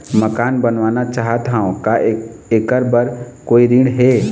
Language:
Chhattisgarhi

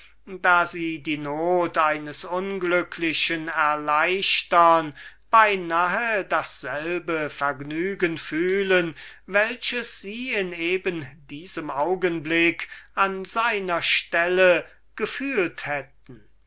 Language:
German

